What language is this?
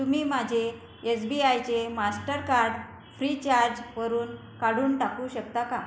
Marathi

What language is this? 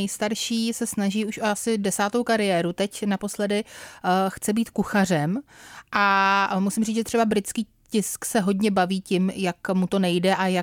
Czech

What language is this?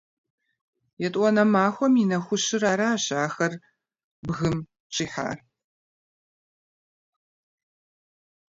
Kabardian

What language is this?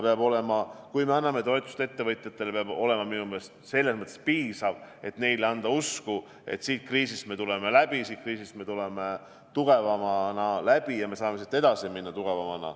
Estonian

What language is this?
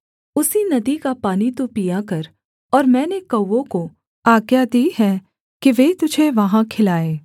Hindi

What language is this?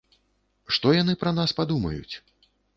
Belarusian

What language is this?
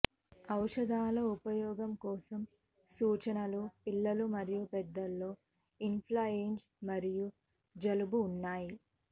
Telugu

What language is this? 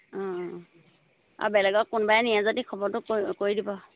Assamese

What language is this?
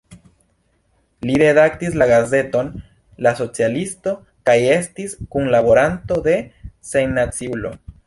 Esperanto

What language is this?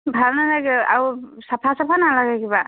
Assamese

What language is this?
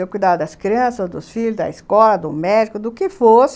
Portuguese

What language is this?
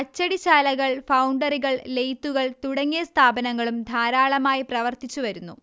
Malayalam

